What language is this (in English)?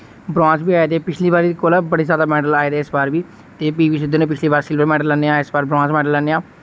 Dogri